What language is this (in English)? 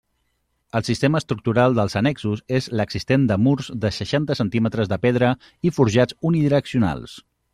Catalan